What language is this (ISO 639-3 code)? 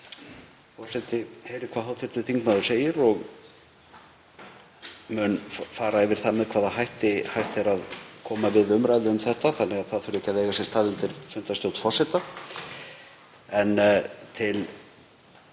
isl